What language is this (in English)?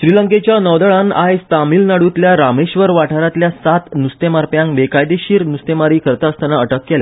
Konkani